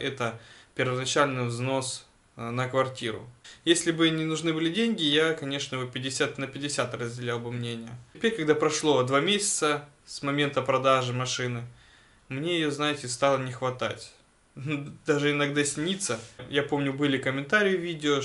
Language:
Russian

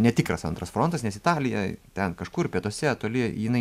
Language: Lithuanian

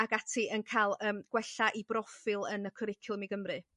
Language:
Welsh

